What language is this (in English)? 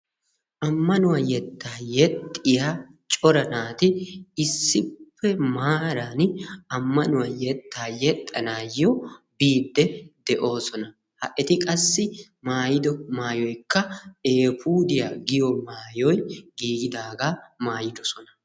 Wolaytta